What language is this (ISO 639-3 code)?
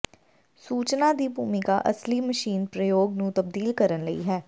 pan